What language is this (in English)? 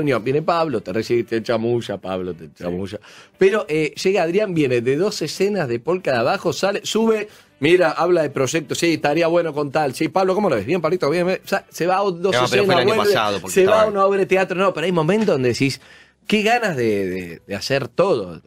Spanish